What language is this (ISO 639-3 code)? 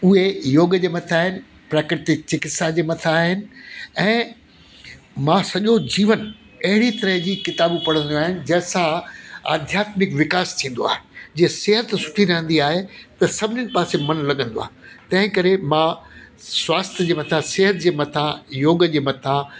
snd